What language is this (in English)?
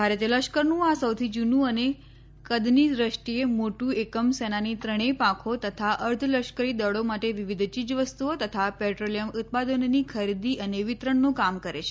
Gujarati